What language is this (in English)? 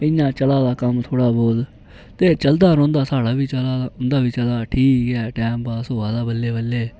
Dogri